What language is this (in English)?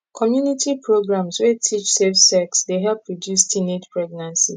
Nigerian Pidgin